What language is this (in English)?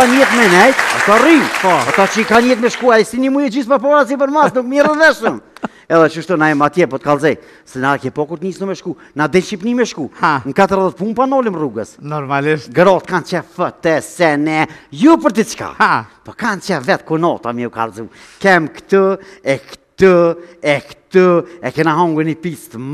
Romanian